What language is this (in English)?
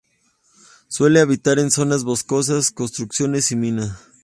Spanish